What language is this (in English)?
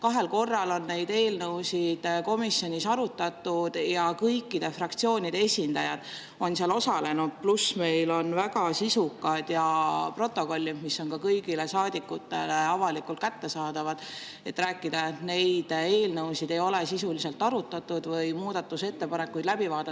Estonian